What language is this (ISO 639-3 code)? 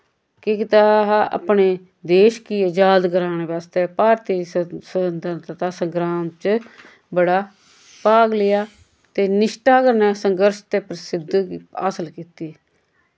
doi